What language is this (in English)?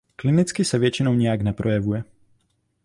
Czech